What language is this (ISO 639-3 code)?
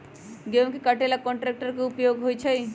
mag